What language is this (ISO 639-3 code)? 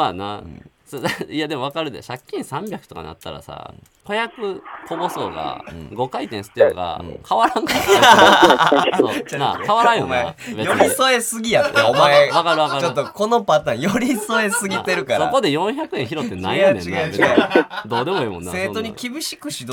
jpn